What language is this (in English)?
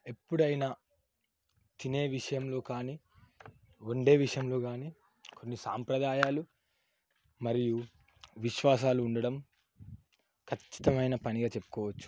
Telugu